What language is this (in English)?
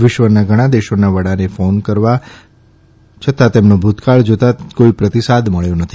Gujarati